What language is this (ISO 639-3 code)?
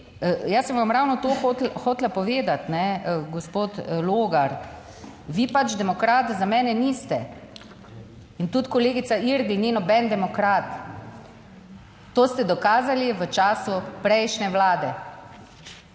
slv